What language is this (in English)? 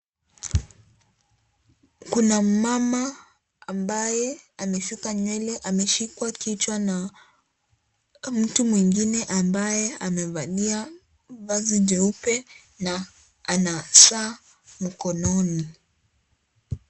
Swahili